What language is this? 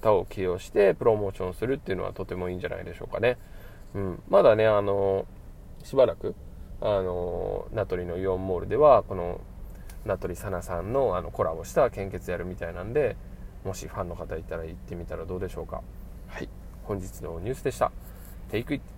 Japanese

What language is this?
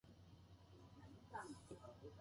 Japanese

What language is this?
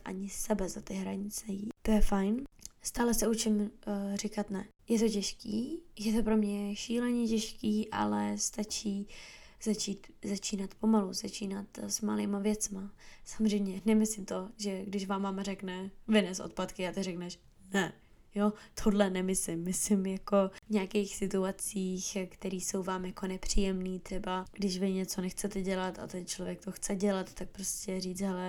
Czech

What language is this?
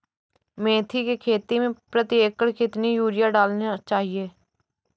Hindi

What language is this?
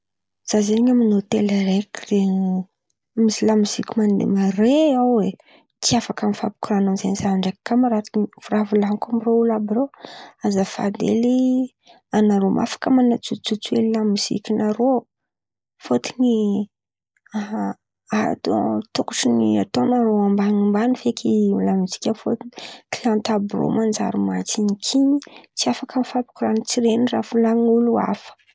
Antankarana Malagasy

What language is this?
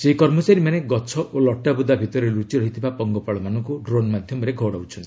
Odia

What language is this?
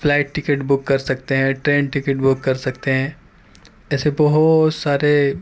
Urdu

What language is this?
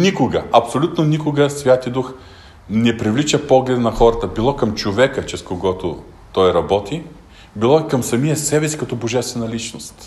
Bulgarian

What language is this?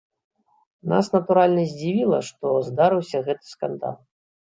Belarusian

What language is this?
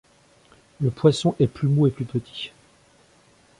French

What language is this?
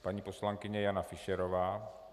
Czech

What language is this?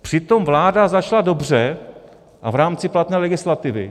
Czech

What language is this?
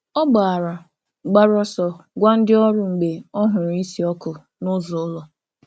Igbo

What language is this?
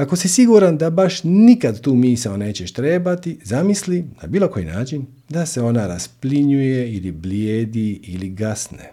Croatian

